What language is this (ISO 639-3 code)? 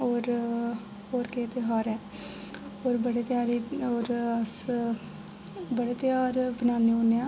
doi